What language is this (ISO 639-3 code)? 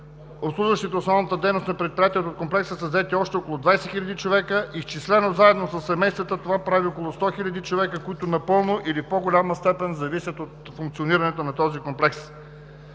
bul